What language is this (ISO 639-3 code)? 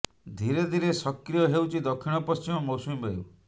ori